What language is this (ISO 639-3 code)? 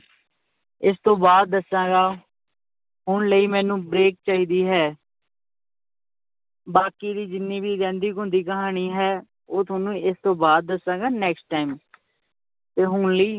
pan